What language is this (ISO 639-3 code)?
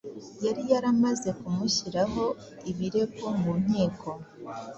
kin